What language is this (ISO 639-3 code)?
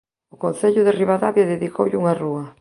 glg